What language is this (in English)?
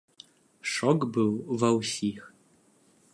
Belarusian